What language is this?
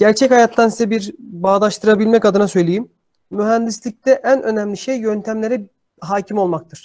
Turkish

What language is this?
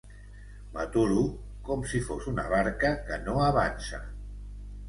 Catalan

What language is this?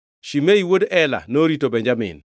Luo (Kenya and Tanzania)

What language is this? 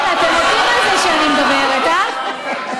Hebrew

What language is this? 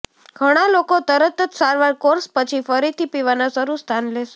Gujarati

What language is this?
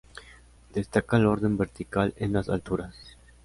Spanish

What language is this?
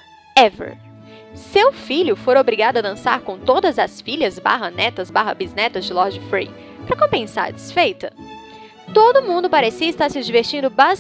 Portuguese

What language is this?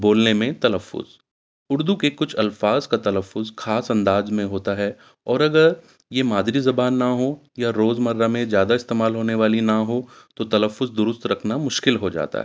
Urdu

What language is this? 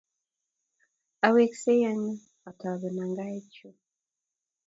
Kalenjin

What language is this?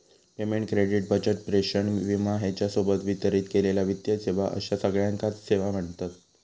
Marathi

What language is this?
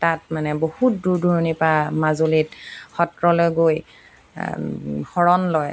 Assamese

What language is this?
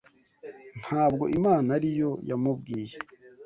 Kinyarwanda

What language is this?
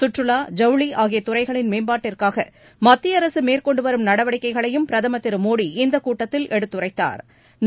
Tamil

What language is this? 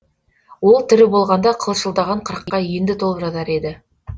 Kazakh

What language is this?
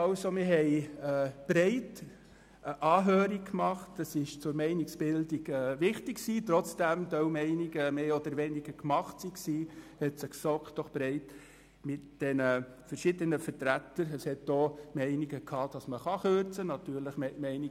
Swiss German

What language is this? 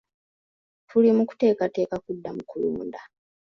Ganda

